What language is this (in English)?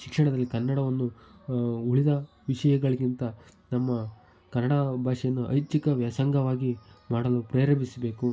Kannada